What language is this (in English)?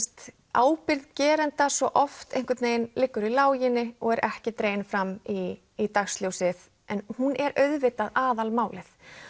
Icelandic